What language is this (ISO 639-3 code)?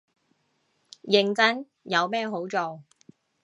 yue